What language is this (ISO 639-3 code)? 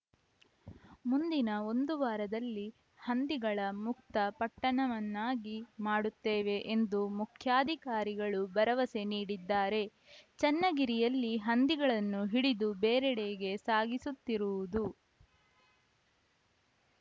kan